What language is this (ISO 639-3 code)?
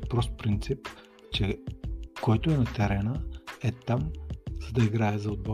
bul